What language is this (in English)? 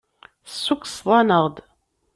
Kabyle